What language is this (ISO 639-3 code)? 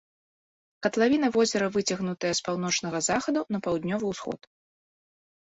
bel